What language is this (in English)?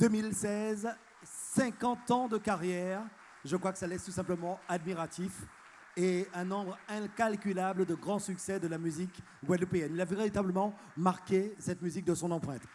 French